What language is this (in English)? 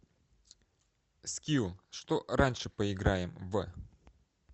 Russian